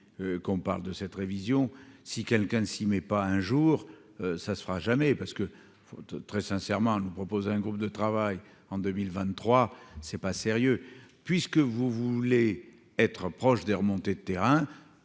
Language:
French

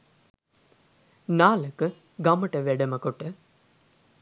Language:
Sinhala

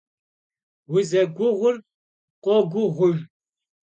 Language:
Kabardian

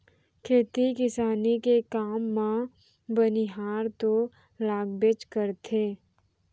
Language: Chhattisgarhi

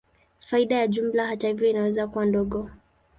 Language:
Swahili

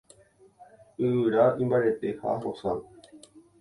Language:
Guarani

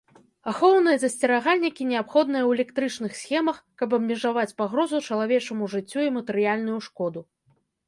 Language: Belarusian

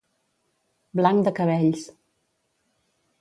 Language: Catalan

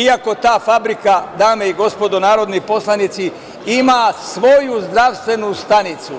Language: Serbian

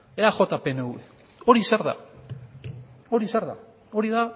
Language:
Basque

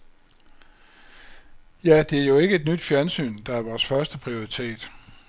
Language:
Danish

